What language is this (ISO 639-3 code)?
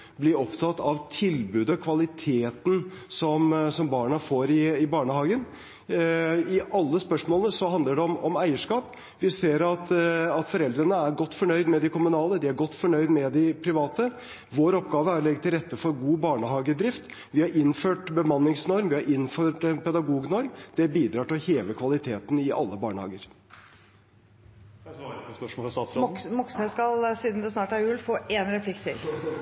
nor